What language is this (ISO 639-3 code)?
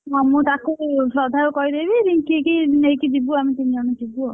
ori